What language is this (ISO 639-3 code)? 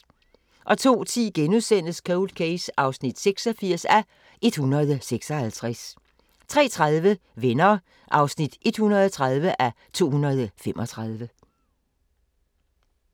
dan